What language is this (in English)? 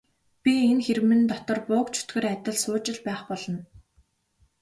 Mongolian